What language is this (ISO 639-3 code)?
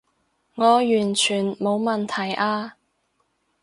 yue